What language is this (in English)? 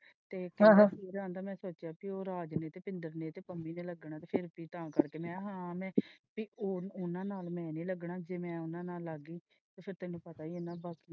Punjabi